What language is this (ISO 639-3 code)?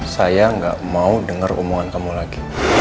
ind